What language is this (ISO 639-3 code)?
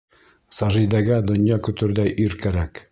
bak